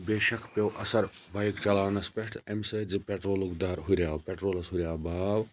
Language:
Kashmiri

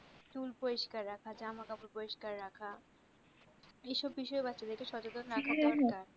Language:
Bangla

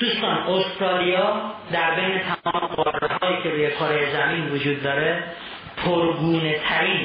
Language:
Persian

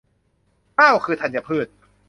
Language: Thai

